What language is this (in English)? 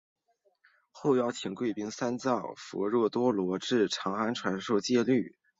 Chinese